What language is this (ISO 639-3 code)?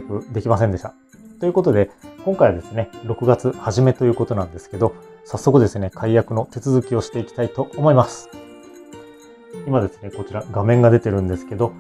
jpn